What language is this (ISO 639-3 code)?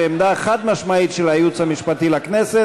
heb